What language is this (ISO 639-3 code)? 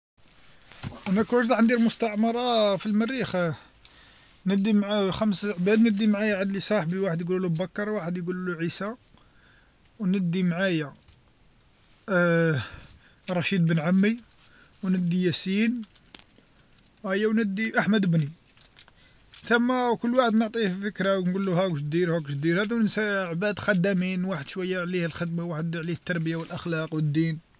arq